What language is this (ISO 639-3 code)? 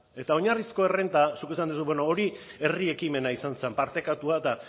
eus